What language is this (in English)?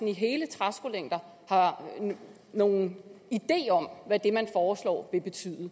Danish